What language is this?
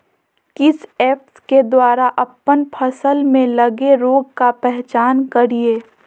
Magahi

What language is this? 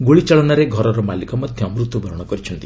Odia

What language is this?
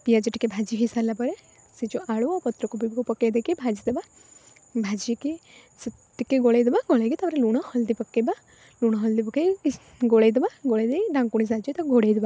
Odia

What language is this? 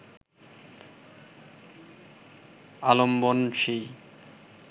Bangla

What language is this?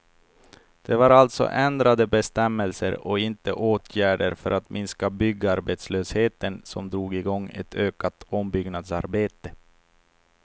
Swedish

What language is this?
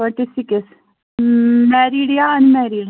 Kashmiri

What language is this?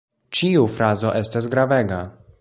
Esperanto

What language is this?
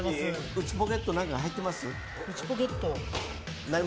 Japanese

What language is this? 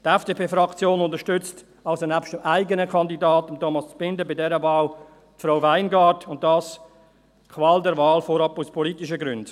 Swiss German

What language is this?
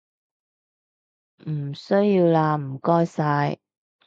Cantonese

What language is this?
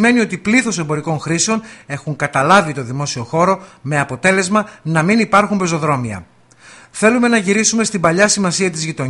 Greek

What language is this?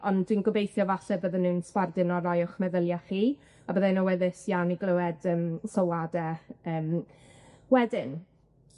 Welsh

